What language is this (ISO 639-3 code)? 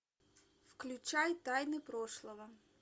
rus